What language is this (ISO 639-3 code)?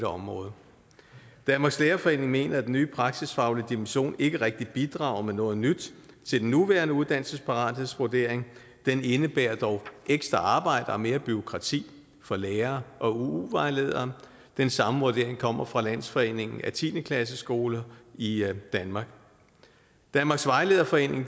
dan